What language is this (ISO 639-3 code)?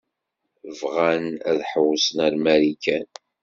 kab